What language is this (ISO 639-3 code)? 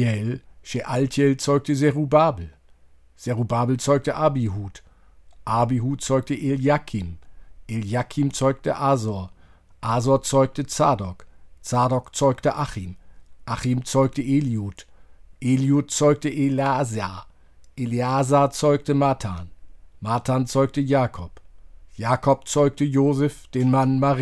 deu